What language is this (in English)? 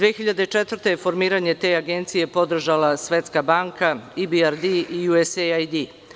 Serbian